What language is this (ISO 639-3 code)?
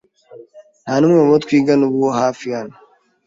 kin